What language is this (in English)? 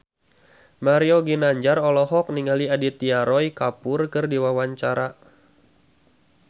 Sundanese